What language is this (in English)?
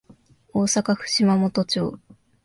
Japanese